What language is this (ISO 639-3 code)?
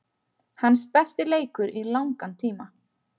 isl